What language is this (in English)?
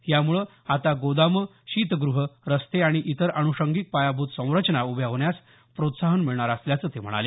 Marathi